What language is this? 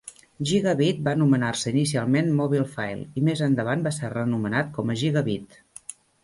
Catalan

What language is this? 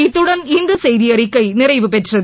Tamil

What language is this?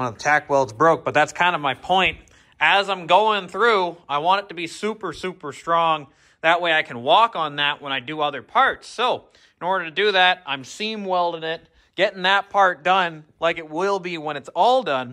English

